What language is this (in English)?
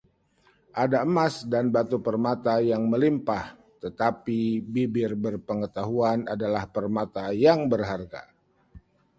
Indonesian